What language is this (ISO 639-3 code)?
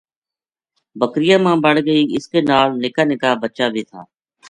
gju